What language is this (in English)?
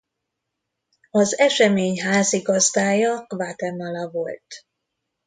Hungarian